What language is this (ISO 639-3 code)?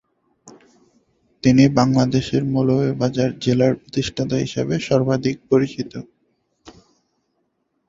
ben